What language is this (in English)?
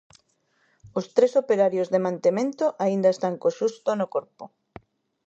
Galician